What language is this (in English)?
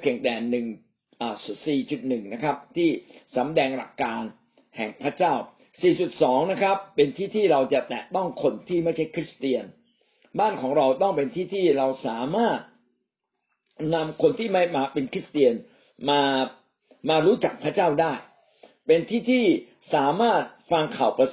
Thai